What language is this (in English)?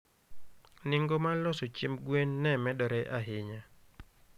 Luo (Kenya and Tanzania)